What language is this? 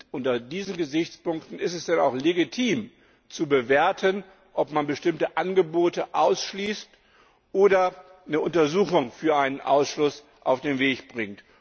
German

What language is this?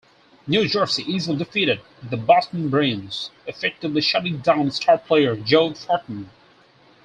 English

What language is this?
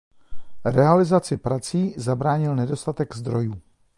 Czech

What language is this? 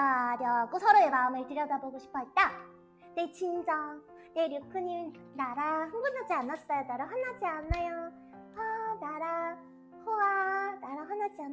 Korean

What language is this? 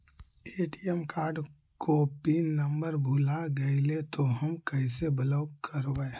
Magahi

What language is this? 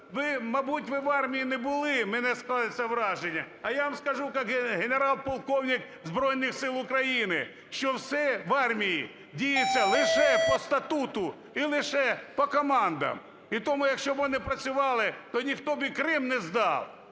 Ukrainian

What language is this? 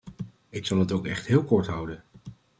Dutch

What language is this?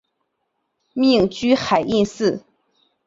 Chinese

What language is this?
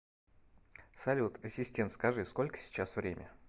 Russian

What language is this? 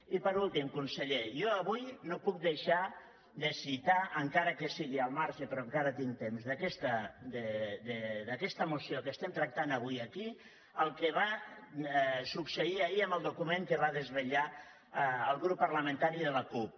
Catalan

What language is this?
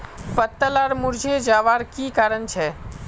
Magahi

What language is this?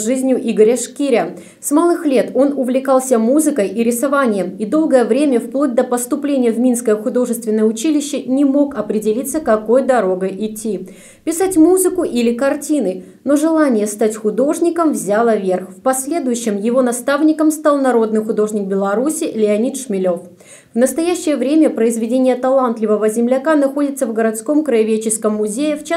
Russian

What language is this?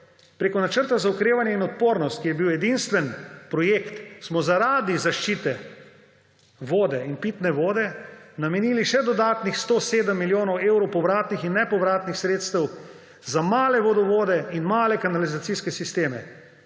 Slovenian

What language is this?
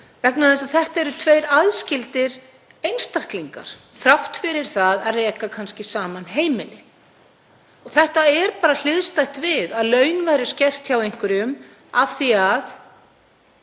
Icelandic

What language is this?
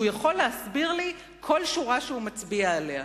Hebrew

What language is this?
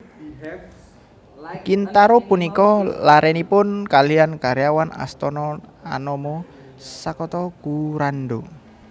Javanese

